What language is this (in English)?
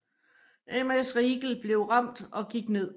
Danish